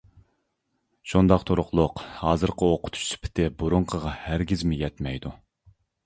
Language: Uyghur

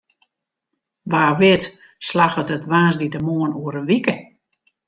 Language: Western Frisian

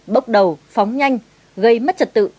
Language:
Vietnamese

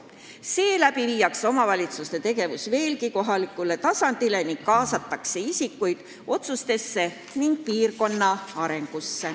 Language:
Estonian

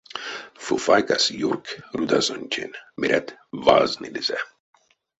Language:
Erzya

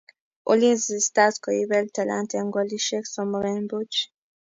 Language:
Kalenjin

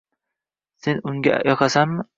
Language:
Uzbek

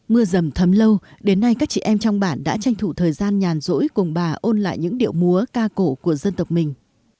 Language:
Vietnamese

